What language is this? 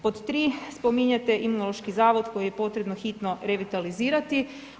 Croatian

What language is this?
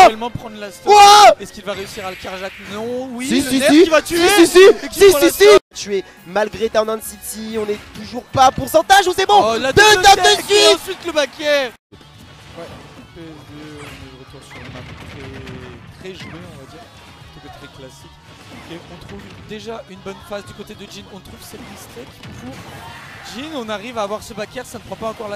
French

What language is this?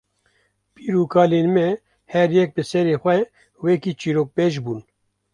Kurdish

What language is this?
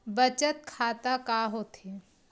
Chhattisgarhi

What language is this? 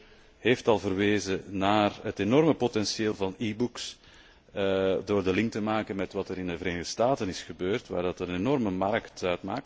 Dutch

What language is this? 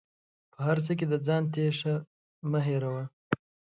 Pashto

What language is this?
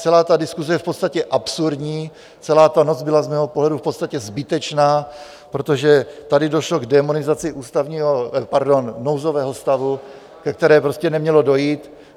Czech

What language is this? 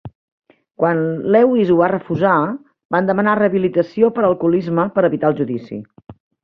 Catalan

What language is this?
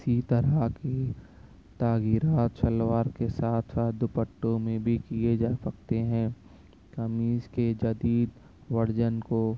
Urdu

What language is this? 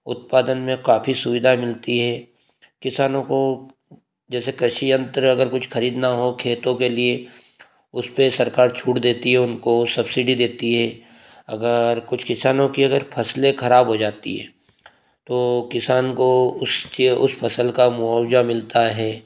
Hindi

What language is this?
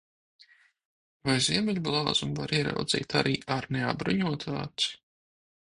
Latvian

